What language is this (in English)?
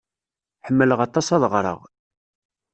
Kabyle